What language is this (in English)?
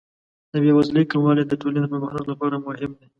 Pashto